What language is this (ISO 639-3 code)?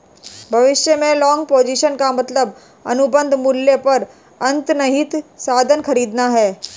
hin